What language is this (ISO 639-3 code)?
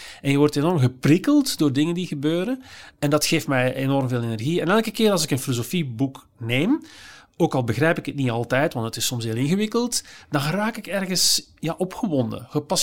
nld